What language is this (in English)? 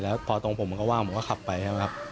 Thai